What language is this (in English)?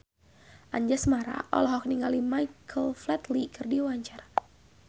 Sundanese